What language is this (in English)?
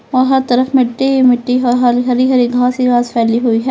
Hindi